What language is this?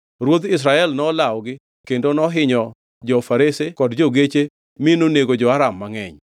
Luo (Kenya and Tanzania)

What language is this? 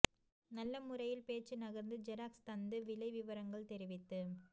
Tamil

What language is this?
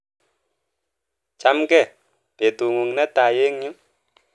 Kalenjin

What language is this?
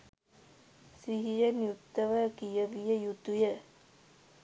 Sinhala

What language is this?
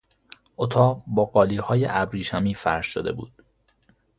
Persian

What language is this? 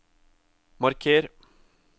Norwegian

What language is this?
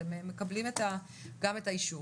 Hebrew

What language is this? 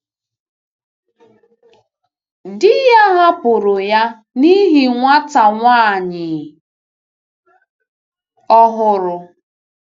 Igbo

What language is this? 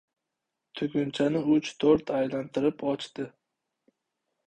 Uzbek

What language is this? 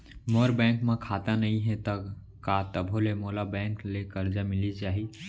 Chhattisgarhi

